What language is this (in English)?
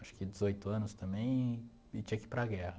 Portuguese